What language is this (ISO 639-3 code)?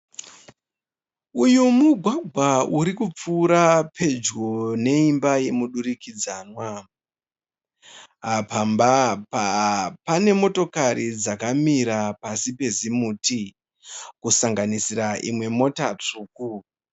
sna